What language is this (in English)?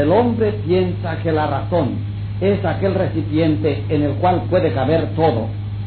Spanish